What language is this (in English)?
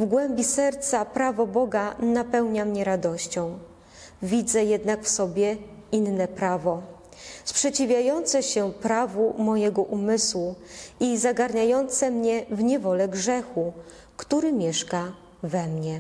Polish